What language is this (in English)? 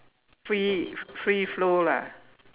English